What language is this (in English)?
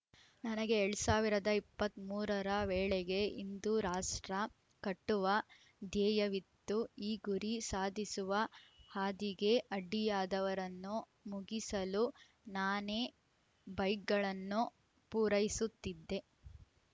Kannada